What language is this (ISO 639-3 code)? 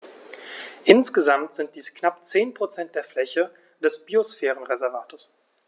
deu